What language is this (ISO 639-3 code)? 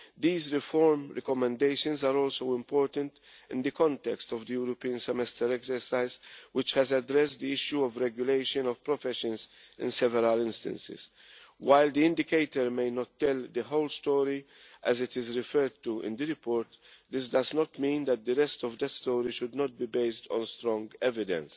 eng